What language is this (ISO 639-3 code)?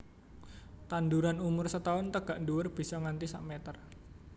jav